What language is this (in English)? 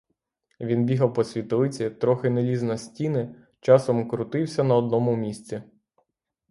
Ukrainian